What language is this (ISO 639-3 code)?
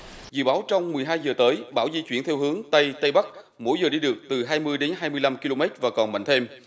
vie